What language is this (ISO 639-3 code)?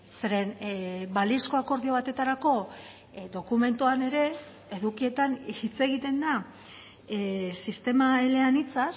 eus